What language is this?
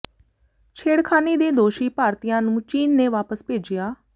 Punjabi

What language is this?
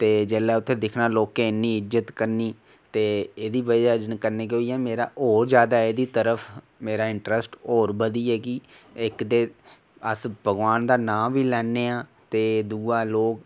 Dogri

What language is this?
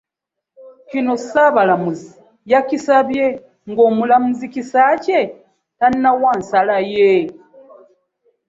Ganda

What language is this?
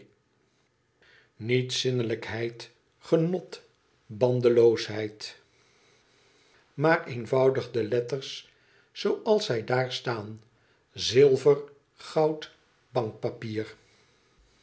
Dutch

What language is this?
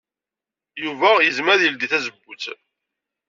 Kabyle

